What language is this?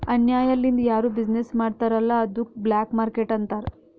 Kannada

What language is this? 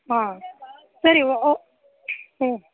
Kannada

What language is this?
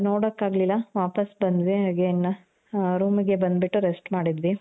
Kannada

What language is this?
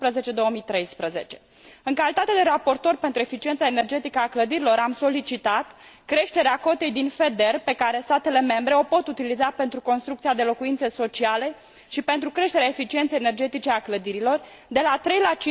Romanian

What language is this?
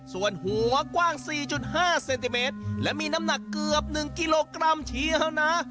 Thai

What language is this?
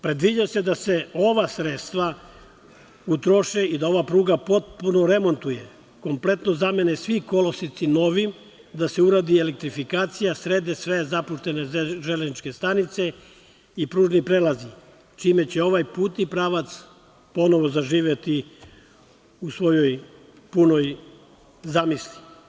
Serbian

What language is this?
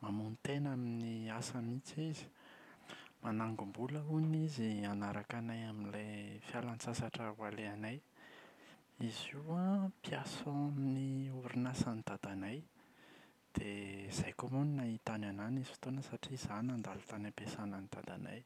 Malagasy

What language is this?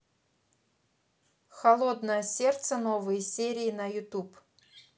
Russian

